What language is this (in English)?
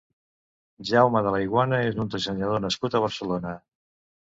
Catalan